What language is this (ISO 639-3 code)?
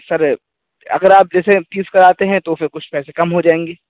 urd